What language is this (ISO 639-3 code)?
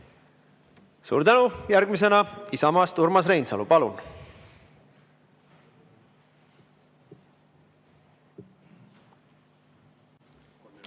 est